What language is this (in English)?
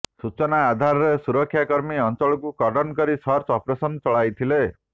Odia